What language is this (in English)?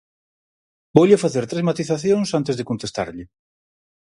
Galician